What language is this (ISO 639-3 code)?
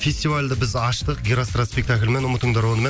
kaz